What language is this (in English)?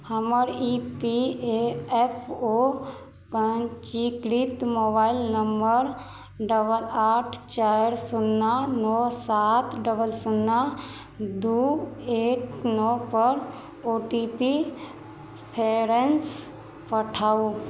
Maithili